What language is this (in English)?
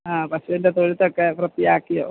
Malayalam